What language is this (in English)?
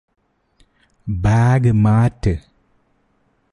Malayalam